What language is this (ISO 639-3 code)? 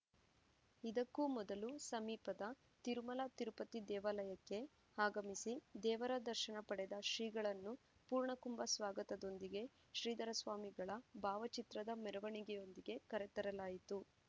kan